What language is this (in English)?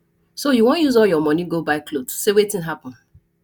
Nigerian Pidgin